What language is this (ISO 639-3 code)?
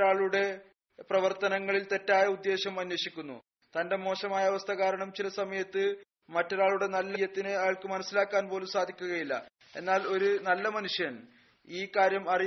mal